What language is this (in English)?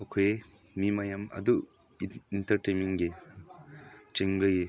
Manipuri